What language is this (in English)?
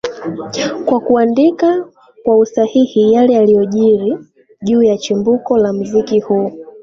Swahili